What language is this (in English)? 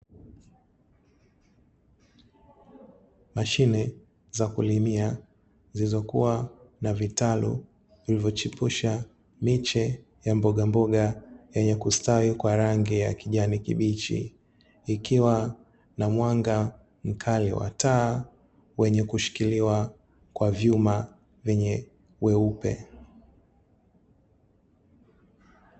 Swahili